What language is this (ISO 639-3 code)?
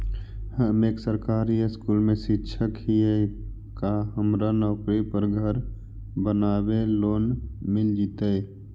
mag